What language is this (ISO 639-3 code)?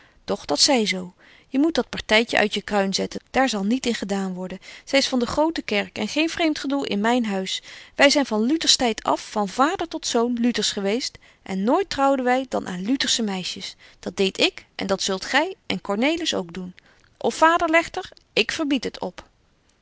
nld